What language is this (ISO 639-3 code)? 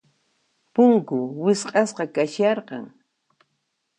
qxp